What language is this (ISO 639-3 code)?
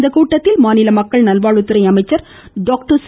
tam